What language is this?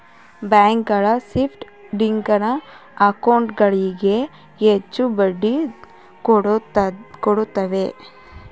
Kannada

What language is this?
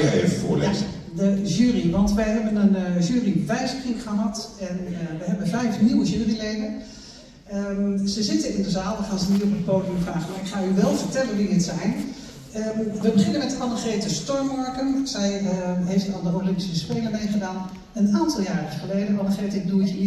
Dutch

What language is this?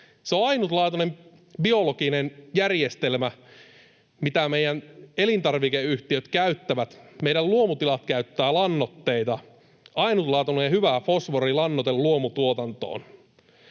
Finnish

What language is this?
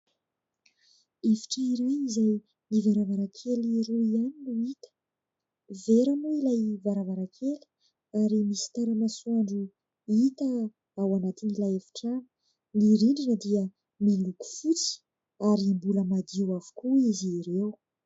Malagasy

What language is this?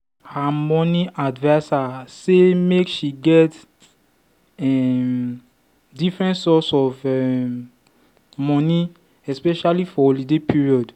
Nigerian Pidgin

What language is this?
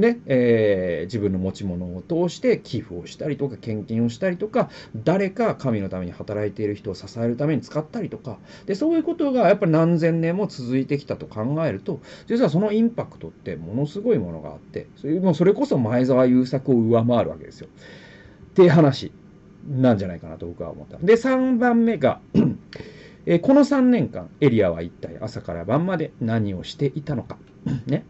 Japanese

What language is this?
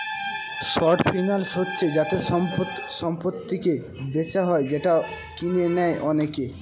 Bangla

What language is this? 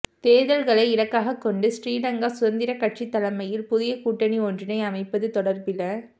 Tamil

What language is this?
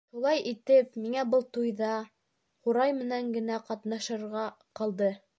Bashkir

